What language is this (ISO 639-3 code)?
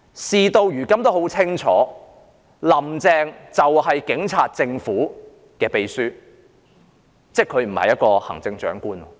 yue